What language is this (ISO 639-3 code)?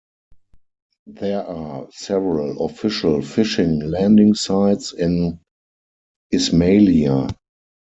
eng